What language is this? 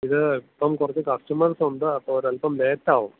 Malayalam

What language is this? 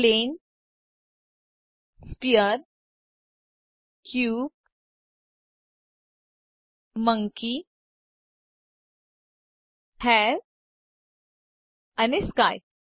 Gujarati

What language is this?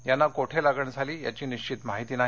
Marathi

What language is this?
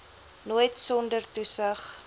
Afrikaans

